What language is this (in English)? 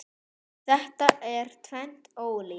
Icelandic